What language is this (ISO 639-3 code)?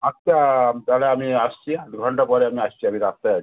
ben